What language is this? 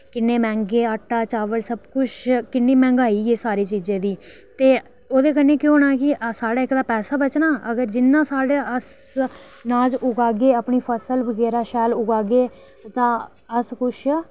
Dogri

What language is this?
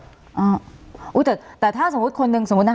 Thai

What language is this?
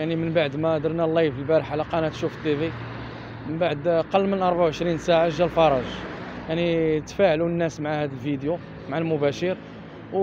Arabic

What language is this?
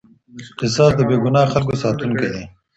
Pashto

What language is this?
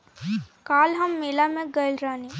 Bhojpuri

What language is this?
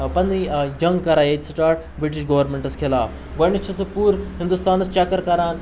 Kashmiri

